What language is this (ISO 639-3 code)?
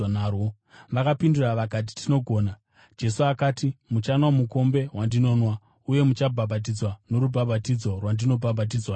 sna